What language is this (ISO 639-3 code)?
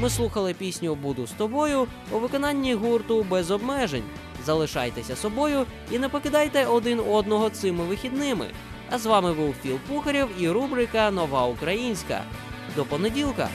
ukr